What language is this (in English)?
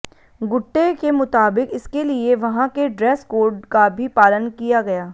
Hindi